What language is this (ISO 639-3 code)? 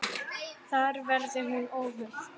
isl